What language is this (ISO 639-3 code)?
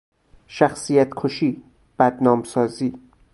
fas